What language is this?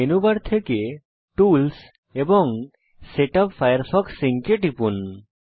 Bangla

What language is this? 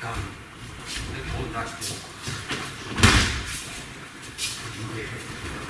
Japanese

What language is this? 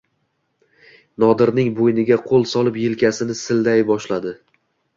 Uzbek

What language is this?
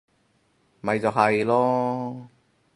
Cantonese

